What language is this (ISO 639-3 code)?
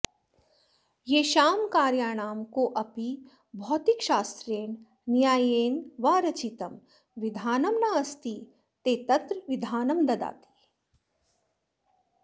san